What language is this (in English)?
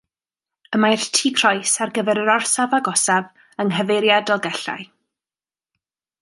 Welsh